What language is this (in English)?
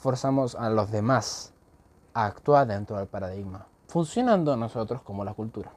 Spanish